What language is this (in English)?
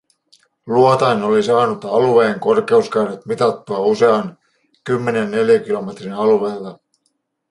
Finnish